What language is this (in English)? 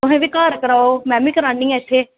Dogri